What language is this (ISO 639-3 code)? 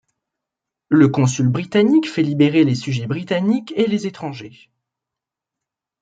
fra